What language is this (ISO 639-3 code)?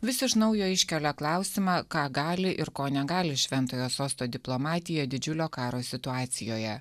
lit